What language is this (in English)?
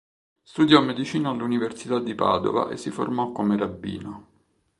Italian